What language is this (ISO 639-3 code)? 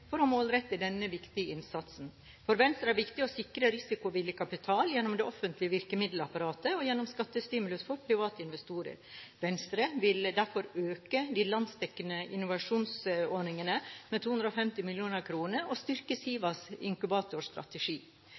nob